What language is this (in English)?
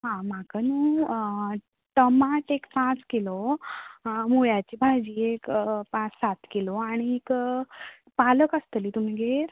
Konkani